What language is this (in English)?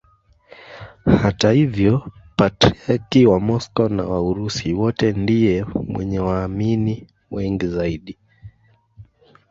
Swahili